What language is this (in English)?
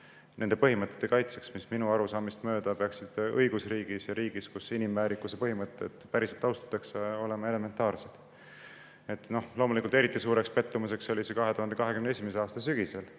Estonian